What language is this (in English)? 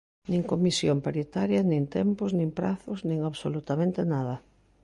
Galician